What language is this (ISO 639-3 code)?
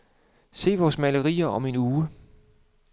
dan